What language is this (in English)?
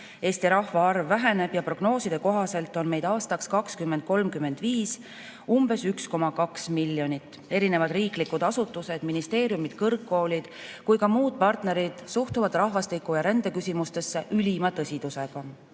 Estonian